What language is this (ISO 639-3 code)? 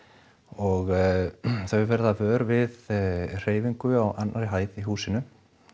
isl